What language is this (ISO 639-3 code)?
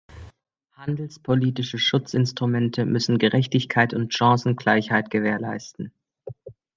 deu